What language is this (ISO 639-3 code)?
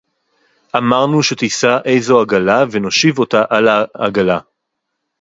heb